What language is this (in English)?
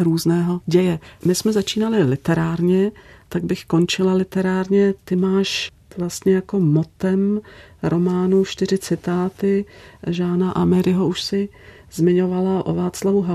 Czech